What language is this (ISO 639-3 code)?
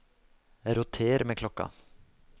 nor